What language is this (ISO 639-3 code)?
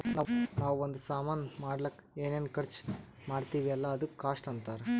kan